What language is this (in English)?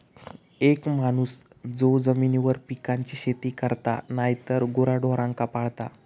Marathi